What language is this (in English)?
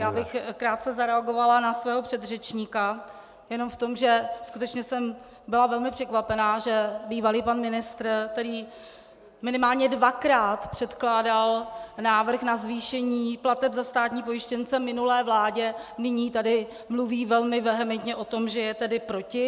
Czech